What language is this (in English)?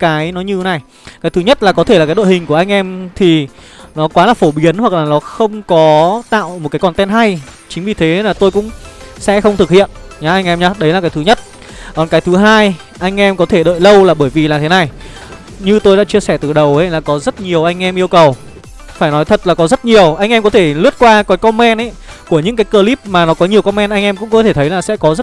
Vietnamese